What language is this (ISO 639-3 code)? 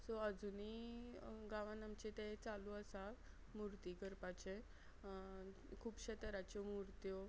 kok